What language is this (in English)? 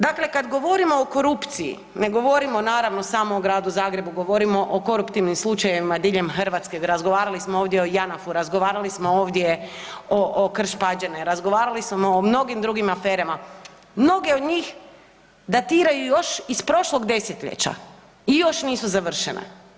Croatian